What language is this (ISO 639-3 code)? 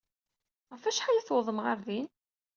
kab